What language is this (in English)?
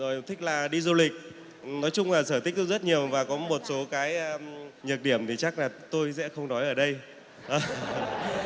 Vietnamese